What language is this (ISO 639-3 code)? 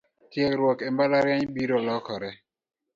luo